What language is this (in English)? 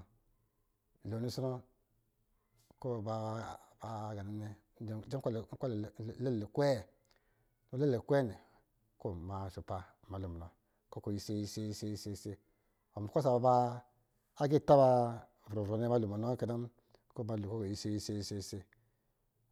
Lijili